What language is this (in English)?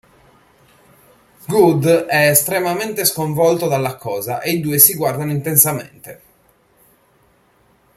Italian